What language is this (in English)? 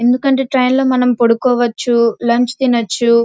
Telugu